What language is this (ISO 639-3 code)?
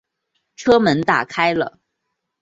zho